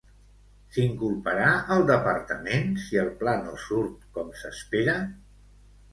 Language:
Catalan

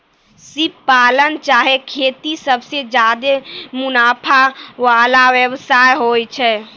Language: Maithili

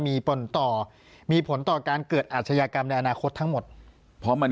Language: Thai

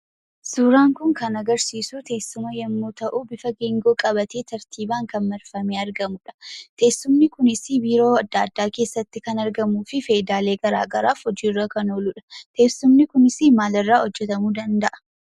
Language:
Oromo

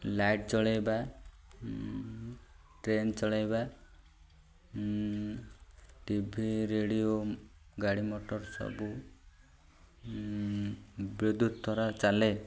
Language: Odia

